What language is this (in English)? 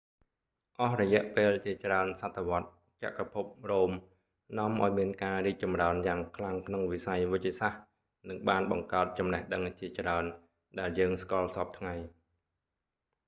Khmer